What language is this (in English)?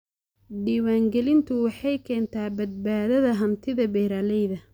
Somali